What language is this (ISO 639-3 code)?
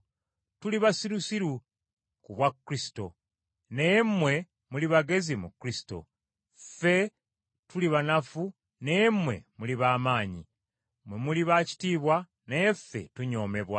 lug